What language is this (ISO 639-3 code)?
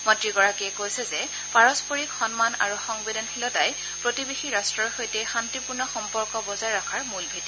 asm